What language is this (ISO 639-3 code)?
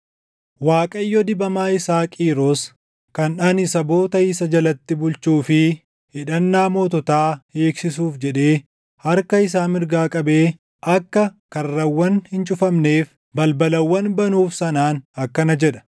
orm